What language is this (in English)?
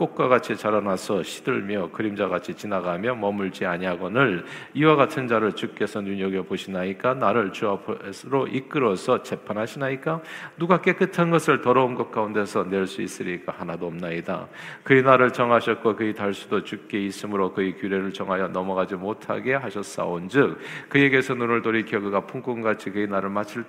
Korean